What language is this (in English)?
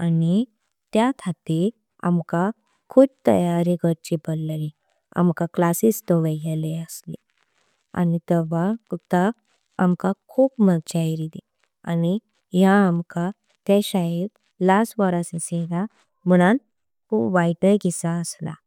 Konkani